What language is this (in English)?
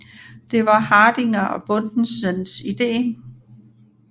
Danish